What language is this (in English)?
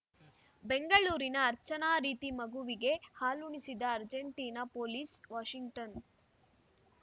Kannada